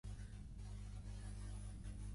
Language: Catalan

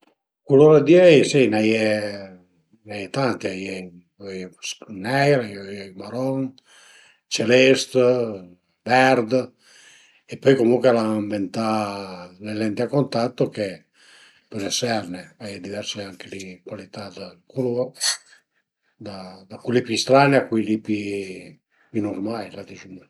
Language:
Piedmontese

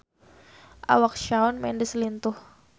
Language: Sundanese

